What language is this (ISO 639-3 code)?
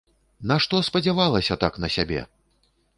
bel